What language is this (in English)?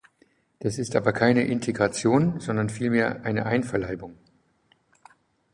German